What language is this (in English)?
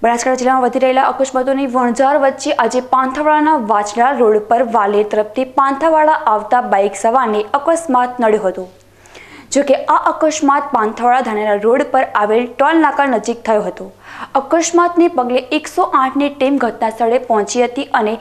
Turkish